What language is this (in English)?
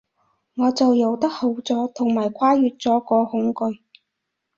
Cantonese